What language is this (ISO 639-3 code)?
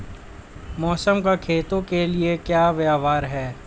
hin